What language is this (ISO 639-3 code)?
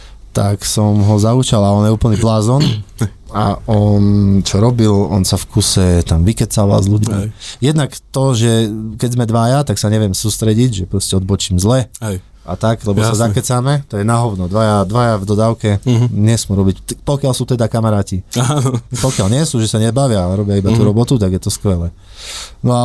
slk